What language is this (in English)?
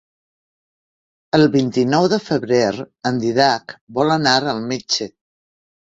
Catalan